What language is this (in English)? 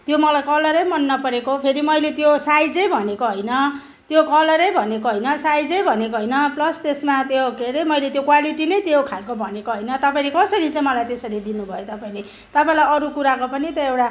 Nepali